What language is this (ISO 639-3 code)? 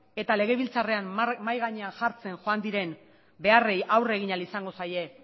eus